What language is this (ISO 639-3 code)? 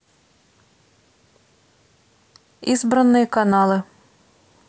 rus